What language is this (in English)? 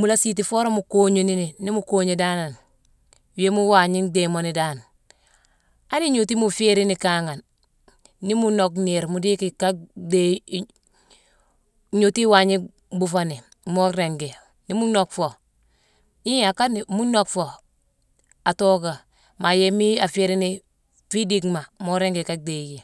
Mansoanka